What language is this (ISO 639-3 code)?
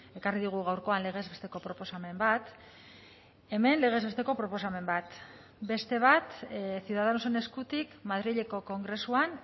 eus